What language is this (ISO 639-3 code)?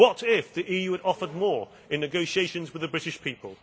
eng